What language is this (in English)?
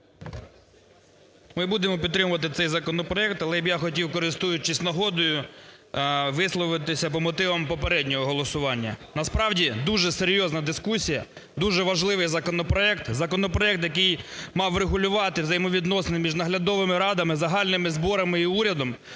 Ukrainian